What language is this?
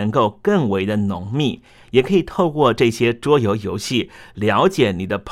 Chinese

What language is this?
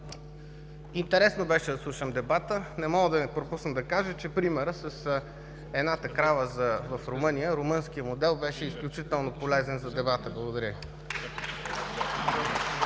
Bulgarian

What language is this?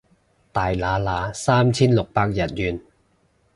Cantonese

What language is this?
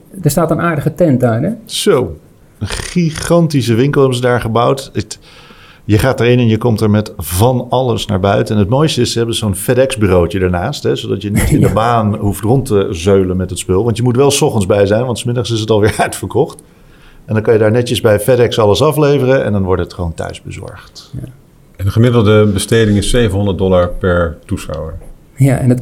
Dutch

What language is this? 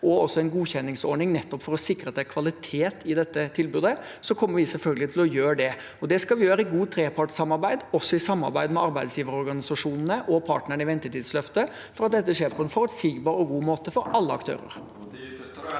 Norwegian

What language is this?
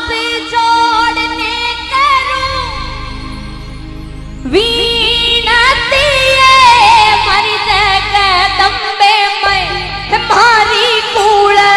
Hindi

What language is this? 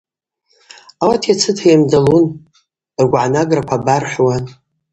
Abaza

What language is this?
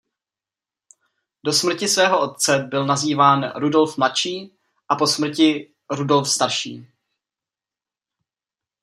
Czech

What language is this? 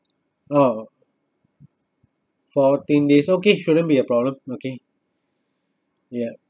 English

